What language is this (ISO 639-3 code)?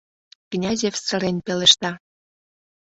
chm